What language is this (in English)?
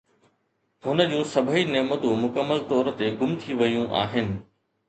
Sindhi